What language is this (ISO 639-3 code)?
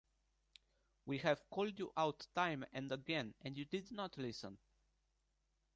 eng